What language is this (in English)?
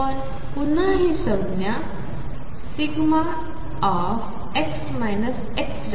Marathi